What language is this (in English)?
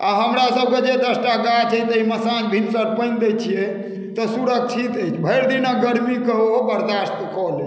Maithili